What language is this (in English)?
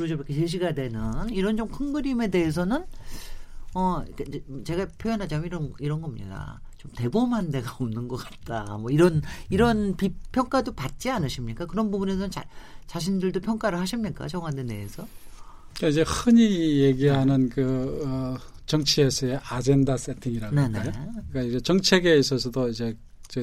Korean